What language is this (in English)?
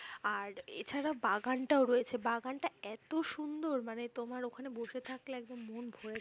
Bangla